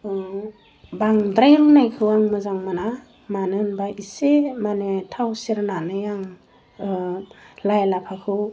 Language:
Bodo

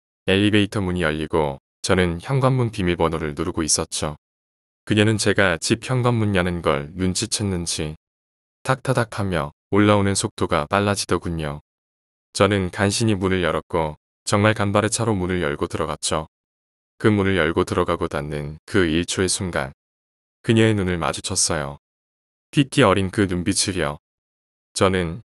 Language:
Korean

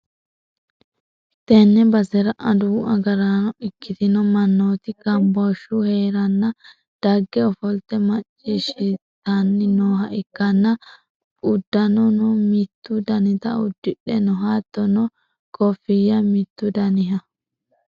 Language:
Sidamo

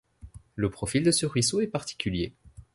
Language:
French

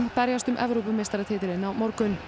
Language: Icelandic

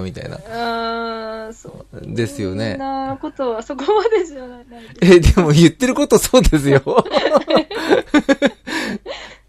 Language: Japanese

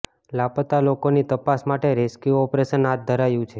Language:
Gujarati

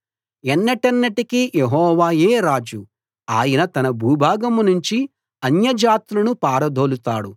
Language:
Telugu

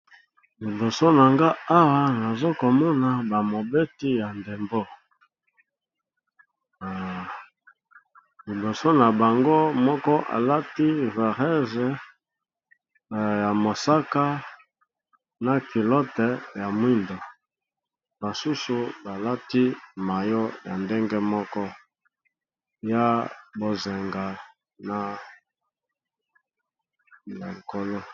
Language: Lingala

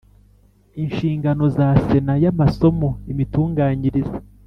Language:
Kinyarwanda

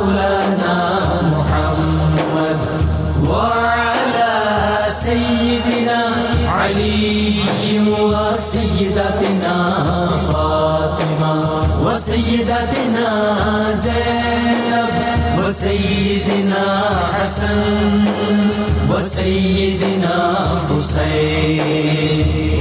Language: Urdu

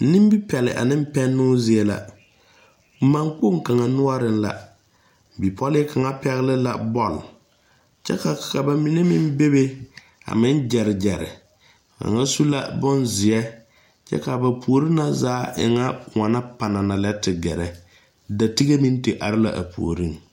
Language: Southern Dagaare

